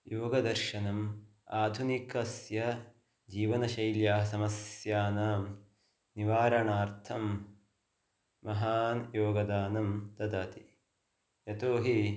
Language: Sanskrit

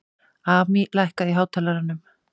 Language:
Icelandic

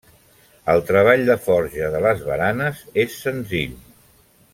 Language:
Catalan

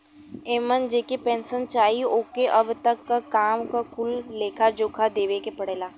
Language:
Bhojpuri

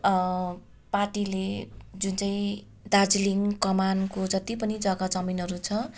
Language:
Nepali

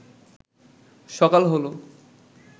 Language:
Bangla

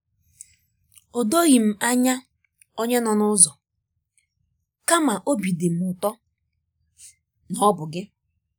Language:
Igbo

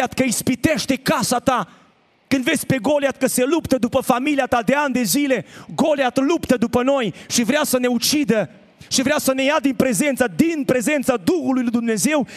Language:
Romanian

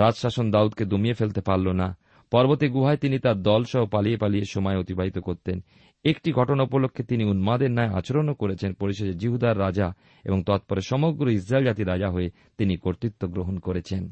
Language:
Bangla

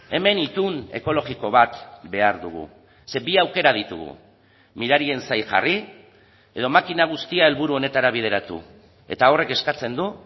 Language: Basque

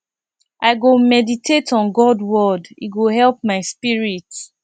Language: Nigerian Pidgin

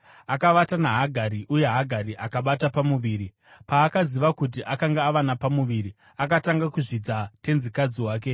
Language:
Shona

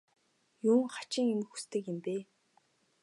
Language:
Mongolian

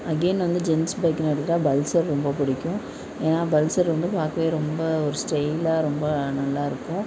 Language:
Tamil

